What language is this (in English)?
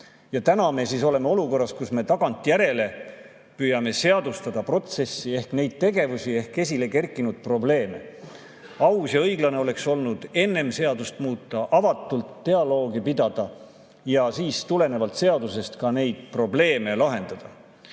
Estonian